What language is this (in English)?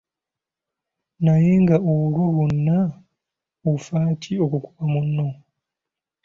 Ganda